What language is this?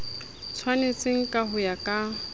Southern Sotho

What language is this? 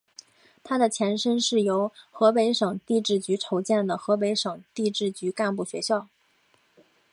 Chinese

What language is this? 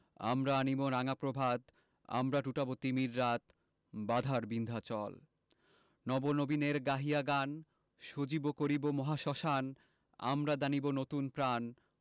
Bangla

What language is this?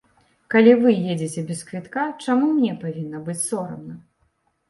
Belarusian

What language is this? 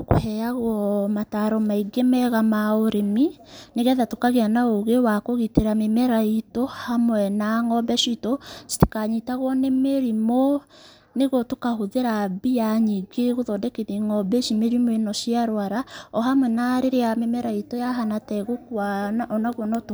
Kikuyu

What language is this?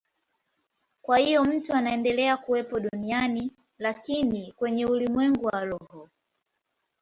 Swahili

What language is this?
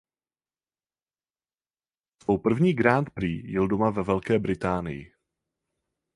Czech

